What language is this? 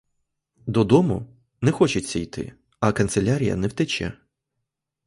Ukrainian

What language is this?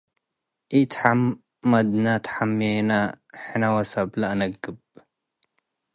Tigre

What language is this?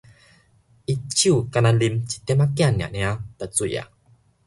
Min Nan Chinese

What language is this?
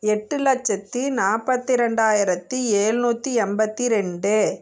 Tamil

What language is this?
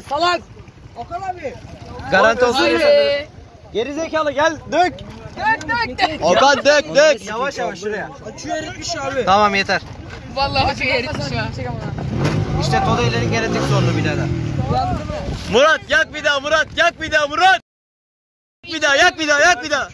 Turkish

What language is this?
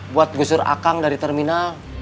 Indonesian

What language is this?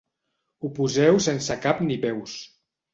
Catalan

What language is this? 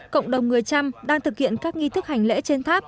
Vietnamese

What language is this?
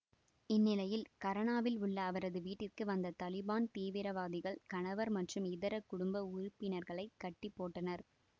Tamil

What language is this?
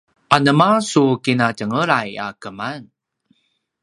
Paiwan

